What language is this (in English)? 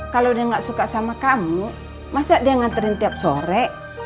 Indonesian